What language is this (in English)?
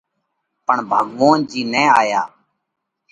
Parkari Koli